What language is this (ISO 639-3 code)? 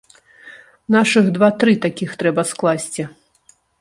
bel